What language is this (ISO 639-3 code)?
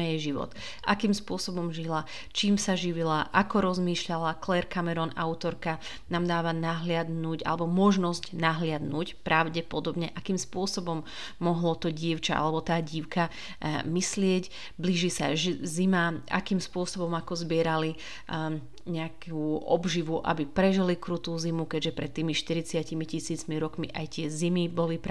slk